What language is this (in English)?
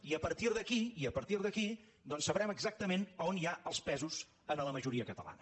Catalan